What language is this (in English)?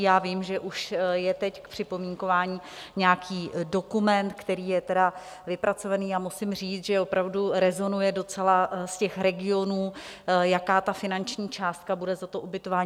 Czech